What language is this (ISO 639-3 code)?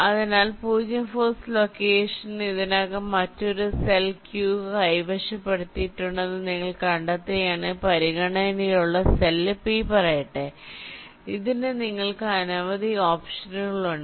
mal